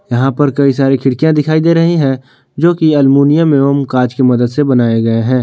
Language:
Hindi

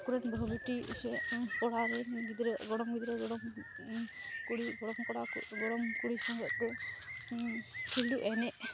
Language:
Santali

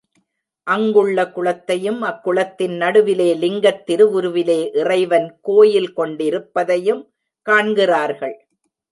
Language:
Tamil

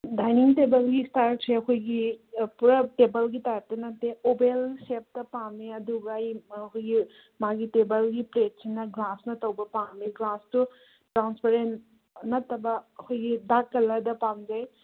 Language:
Manipuri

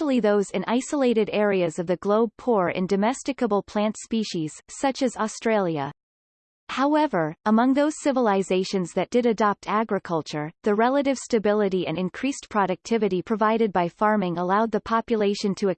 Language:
English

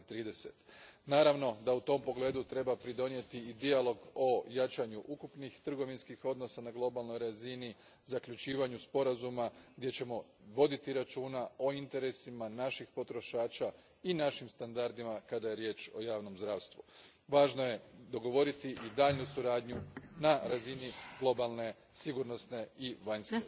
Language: Croatian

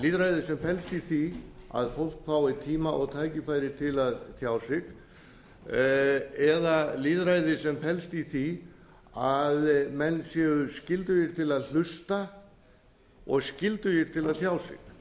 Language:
Icelandic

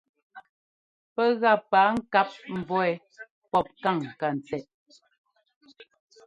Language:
Ngomba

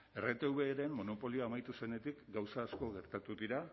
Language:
Basque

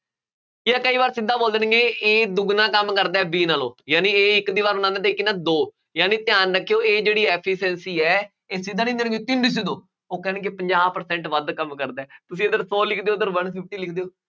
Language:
Punjabi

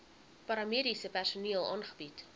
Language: Afrikaans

